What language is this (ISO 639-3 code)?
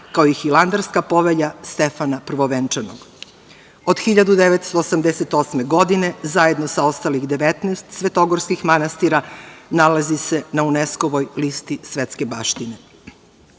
srp